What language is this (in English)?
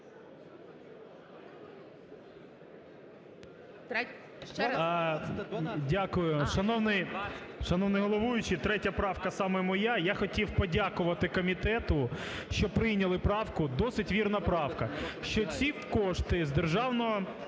Ukrainian